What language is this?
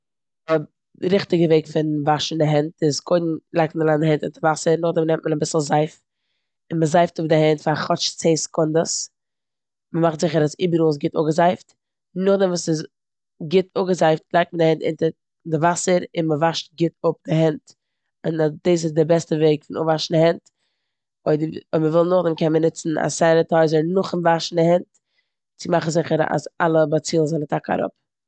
Yiddish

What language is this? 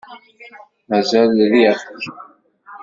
Kabyle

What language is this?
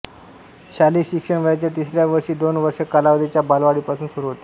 Marathi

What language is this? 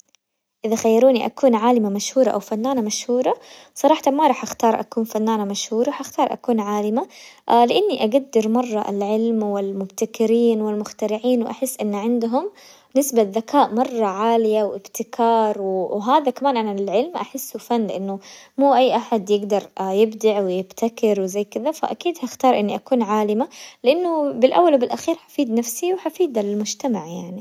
Hijazi Arabic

